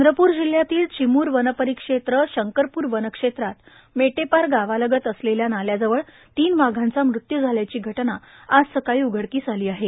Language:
Marathi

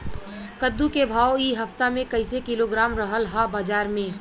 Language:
Bhojpuri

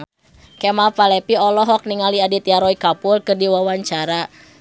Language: Sundanese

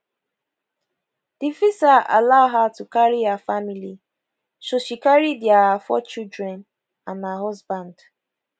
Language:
Nigerian Pidgin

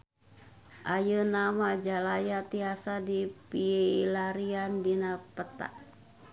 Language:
Sundanese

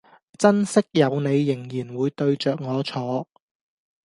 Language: Cantonese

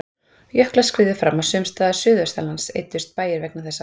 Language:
Icelandic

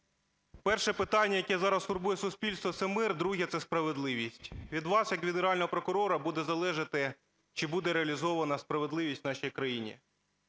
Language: Ukrainian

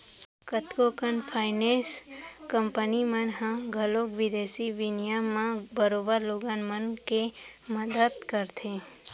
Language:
Chhattisgarhi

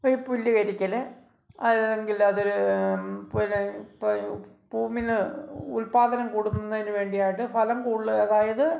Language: Malayalam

